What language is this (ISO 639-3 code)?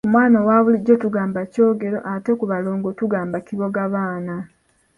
lug